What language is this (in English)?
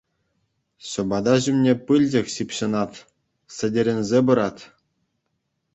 Chuvash